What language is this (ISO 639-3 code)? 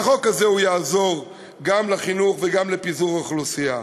heb